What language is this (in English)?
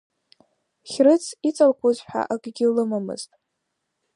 Abkhazian